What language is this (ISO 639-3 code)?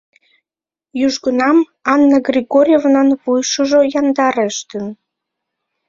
chm